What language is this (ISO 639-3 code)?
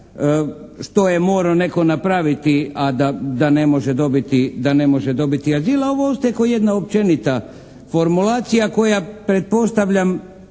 hrv